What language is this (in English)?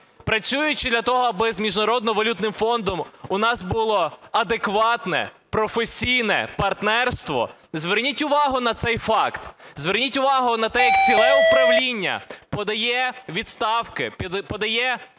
Ukrainian